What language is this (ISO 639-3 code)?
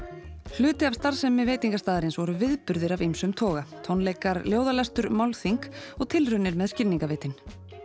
isl